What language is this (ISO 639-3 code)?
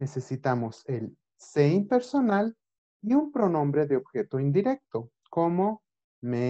spa